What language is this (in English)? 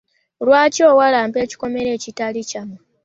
Ganda